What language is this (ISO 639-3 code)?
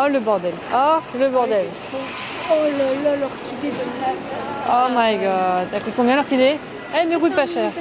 fra